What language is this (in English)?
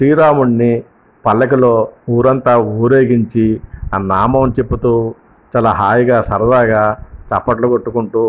Telugu